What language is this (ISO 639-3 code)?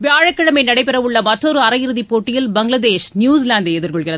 tam